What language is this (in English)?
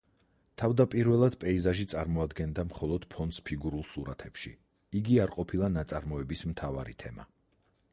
Georgian